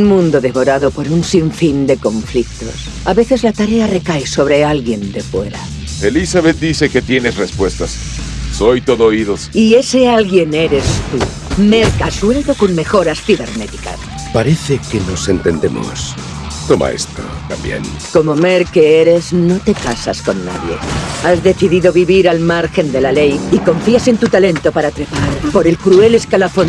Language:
Spanish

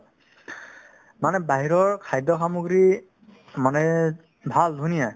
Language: Assamese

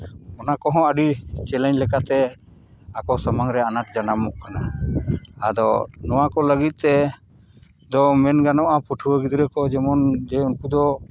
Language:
Santali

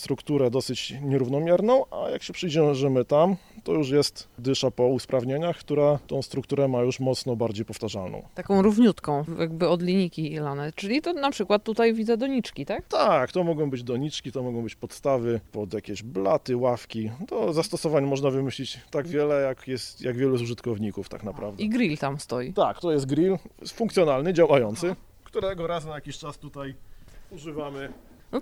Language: Polish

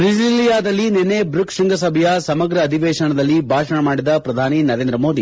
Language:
Kannada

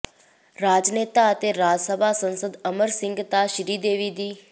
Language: Punjabi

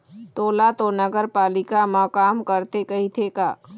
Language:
Chhattisgarhi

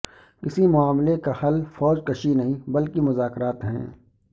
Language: Urdu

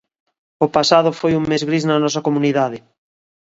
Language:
Galician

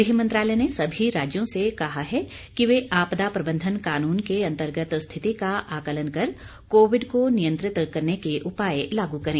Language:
Hindi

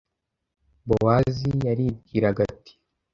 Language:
Kinyarwanda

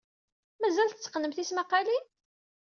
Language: Kabyle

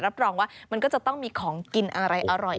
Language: Thai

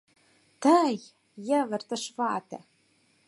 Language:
Mari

